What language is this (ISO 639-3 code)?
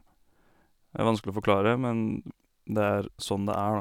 nor